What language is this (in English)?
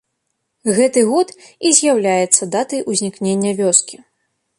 Belarusian